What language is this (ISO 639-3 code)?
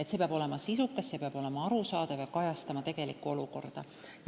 est